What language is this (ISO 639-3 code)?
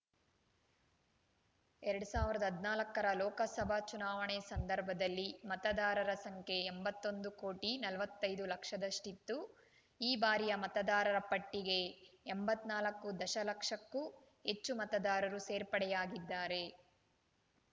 kan